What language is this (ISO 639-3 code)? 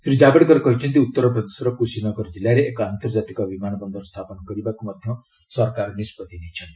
ori